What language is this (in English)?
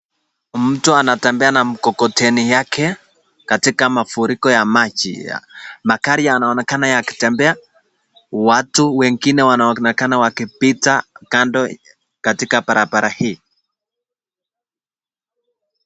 Swahili